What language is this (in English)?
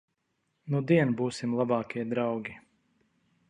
Latvian